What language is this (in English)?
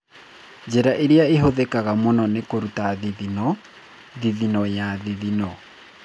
Kikuyu